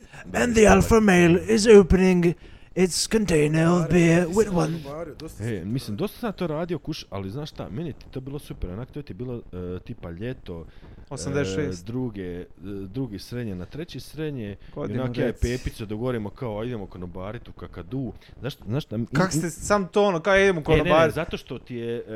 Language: Croatian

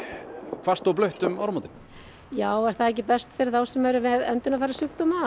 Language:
Icelandic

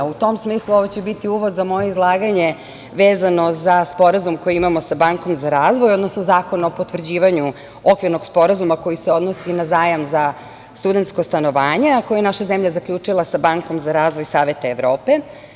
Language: Serbian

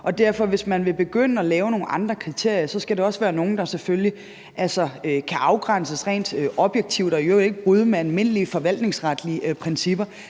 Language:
Danish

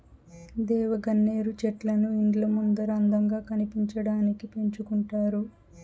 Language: Telugu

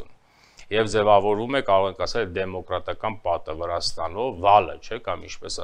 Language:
Romanian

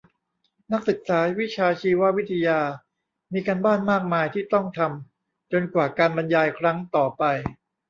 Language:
Thai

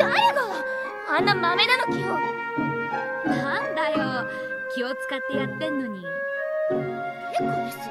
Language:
Japanese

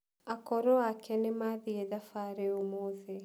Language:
Kikuyu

